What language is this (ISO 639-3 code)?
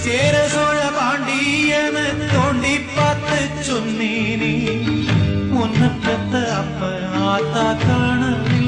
tam